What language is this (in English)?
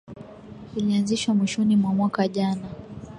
Swahili